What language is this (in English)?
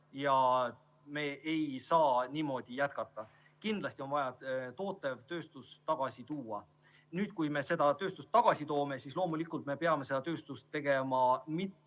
Estonian